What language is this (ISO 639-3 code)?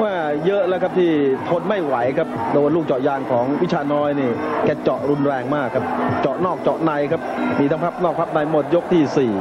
tha